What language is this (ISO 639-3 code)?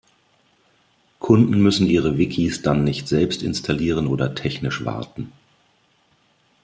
deu